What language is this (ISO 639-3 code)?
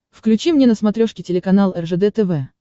rus